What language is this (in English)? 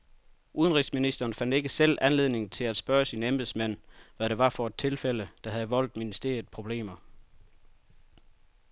Danish